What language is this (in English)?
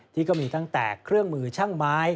Thai